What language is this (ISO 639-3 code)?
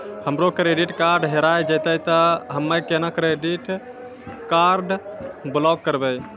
mai